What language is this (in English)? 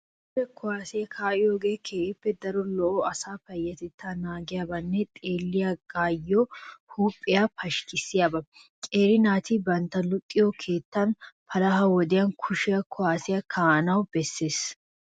Wolaytta